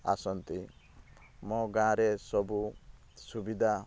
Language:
Odia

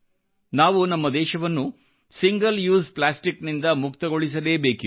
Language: Kannada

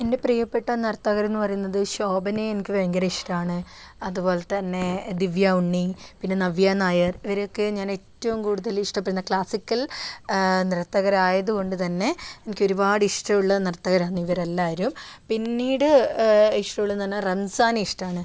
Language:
Malayalam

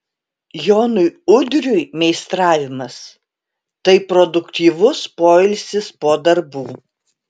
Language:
Lithuanian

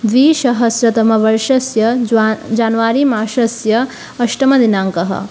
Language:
Sanskrit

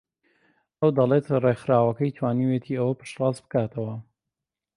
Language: Central Kurdish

